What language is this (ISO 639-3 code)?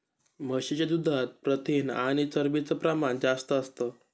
mar